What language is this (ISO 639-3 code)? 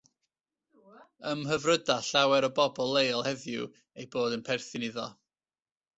cym